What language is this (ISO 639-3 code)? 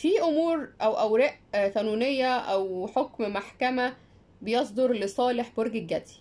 ara